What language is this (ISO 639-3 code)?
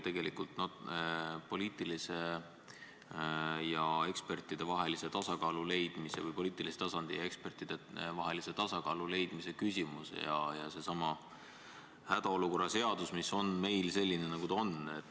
est